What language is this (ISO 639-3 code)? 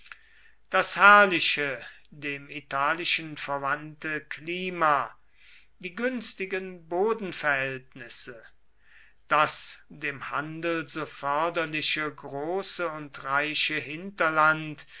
deu